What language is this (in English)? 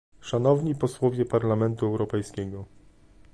Polish